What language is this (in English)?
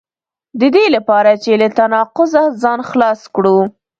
Pashto